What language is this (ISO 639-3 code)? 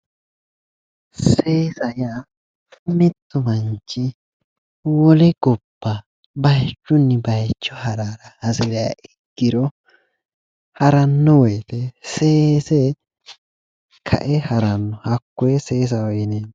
sid